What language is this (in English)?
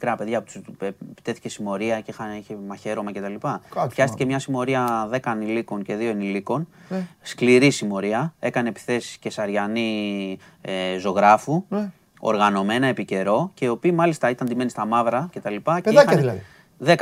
Greek